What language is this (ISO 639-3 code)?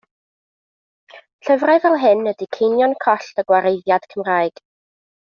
cym